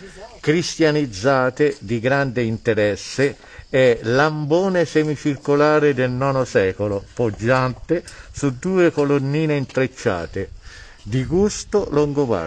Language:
Italian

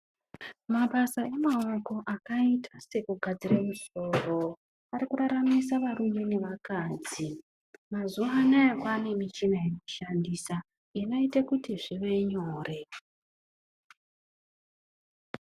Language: Ndau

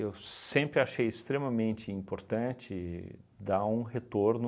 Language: Portuguese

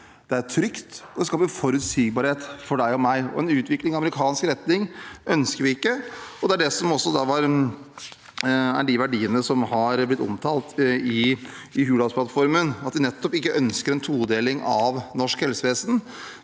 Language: Norwegian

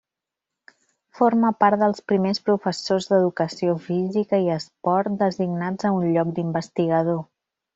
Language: Catalan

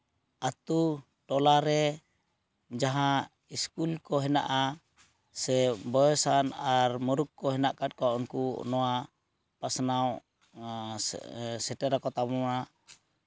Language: Santali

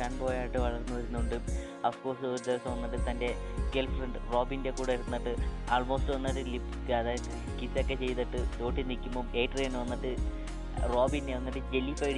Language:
Malayalam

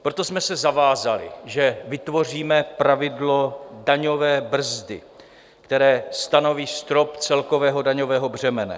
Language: Czech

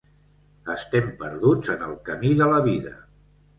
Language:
Catalan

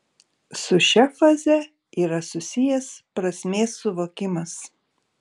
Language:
Lithuanian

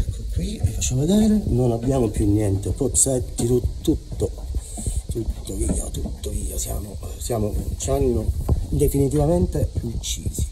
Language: Italian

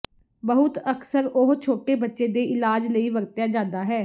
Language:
Punjabi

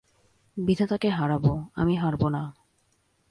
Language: Bangla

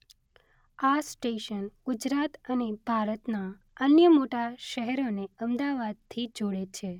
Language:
Gujarati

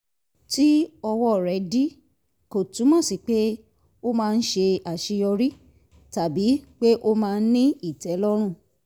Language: Yoruba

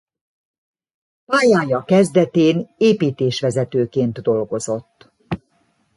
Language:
Hungarian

